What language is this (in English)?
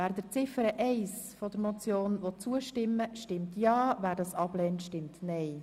Swiss German